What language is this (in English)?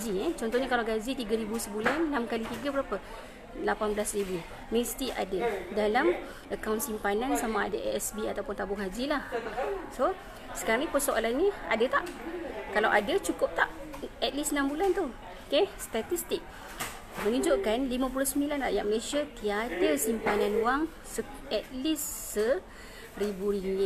Malay